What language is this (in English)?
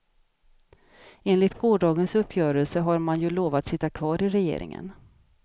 Swedish